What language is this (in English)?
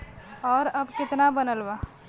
Bhojpuri